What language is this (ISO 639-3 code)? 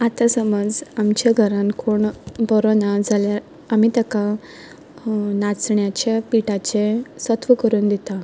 kok